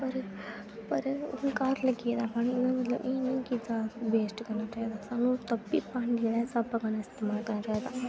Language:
Dogri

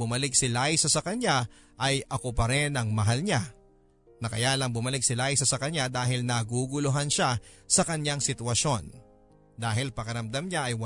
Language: Filipino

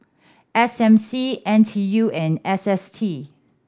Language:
English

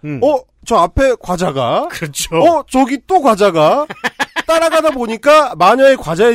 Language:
Korean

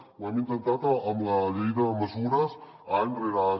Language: Catalan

